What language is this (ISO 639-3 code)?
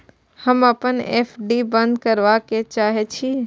mai